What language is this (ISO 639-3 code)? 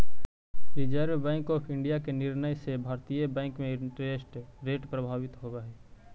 mag